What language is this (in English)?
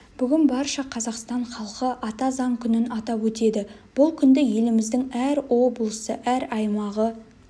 Kazakh